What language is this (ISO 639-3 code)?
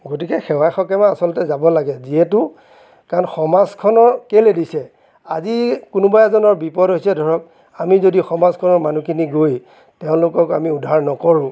asm